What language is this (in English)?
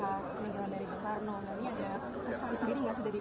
Indonesian